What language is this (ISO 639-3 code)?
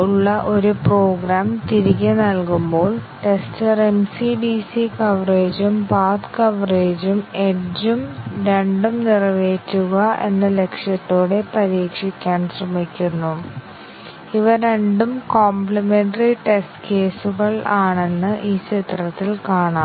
mal